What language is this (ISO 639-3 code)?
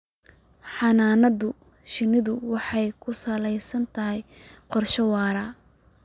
som